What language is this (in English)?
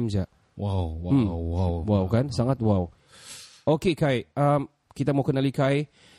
Malay